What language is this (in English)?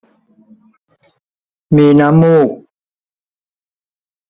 Thai